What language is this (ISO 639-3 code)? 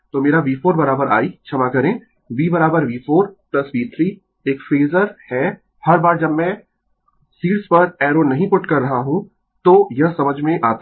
hin